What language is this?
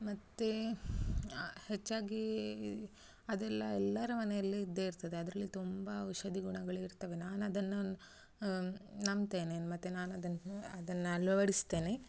Kannada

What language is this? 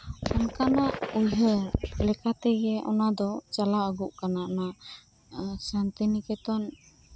Santali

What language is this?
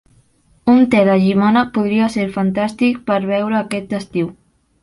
Catalan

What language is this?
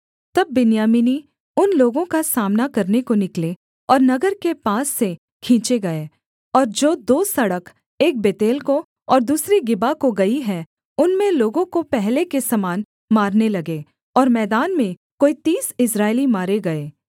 Hindi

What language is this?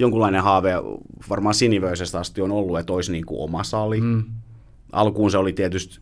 Finnish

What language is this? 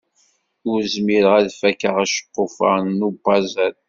Kabyle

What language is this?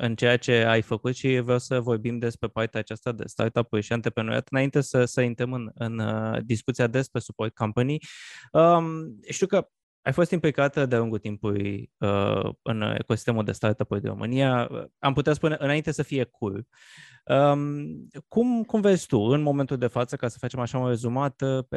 Romanian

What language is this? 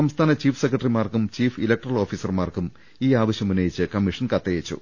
Malayalam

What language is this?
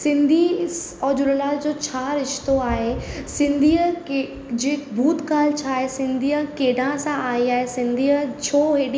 Sindhi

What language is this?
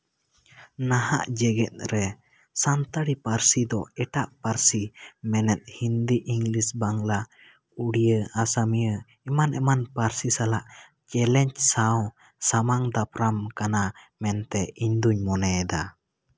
Santali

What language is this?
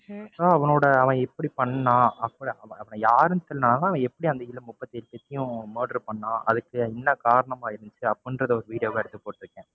Tamil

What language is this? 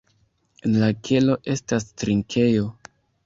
Esperanto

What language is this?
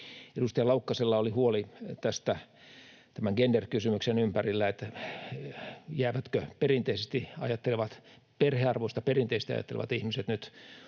Finnish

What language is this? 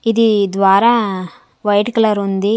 Telugu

